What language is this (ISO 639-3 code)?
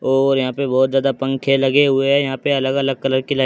hin